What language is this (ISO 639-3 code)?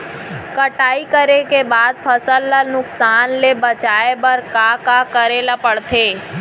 hne